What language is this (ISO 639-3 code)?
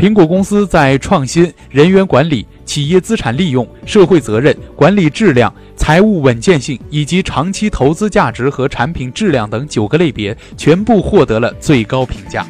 zho